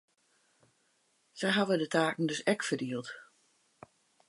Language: Western Frisian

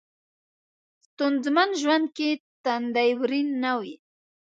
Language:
Pashto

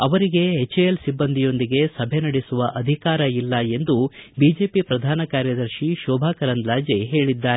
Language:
Kannada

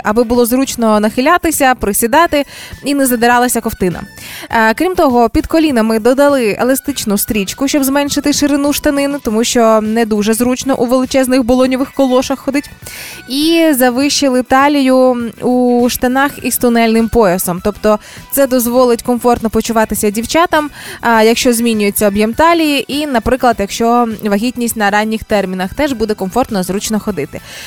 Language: Ukrainian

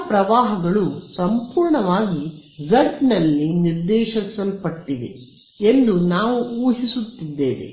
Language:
Kannada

